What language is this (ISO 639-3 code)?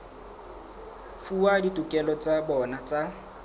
sot